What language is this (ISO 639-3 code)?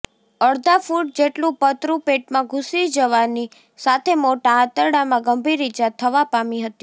guj